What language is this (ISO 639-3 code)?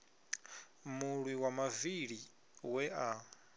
ven